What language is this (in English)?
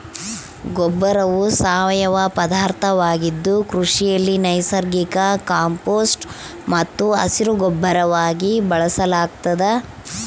Kannada